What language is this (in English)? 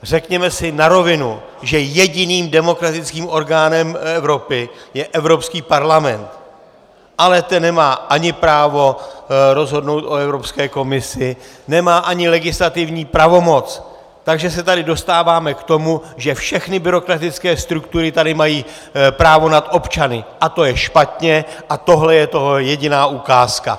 Czech